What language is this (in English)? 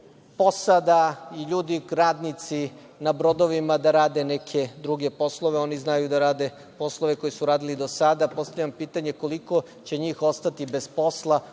Serbian